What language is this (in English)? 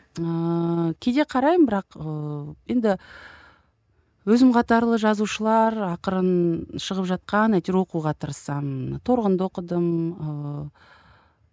Kazakh